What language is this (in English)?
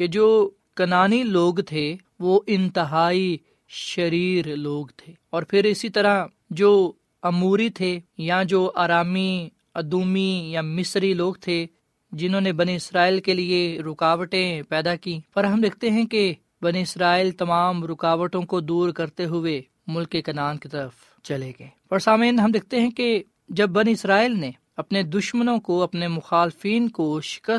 Urdu